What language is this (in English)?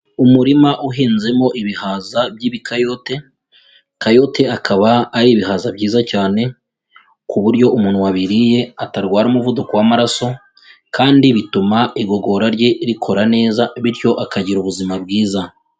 Kinyarwanda